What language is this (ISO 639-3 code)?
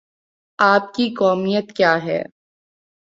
urd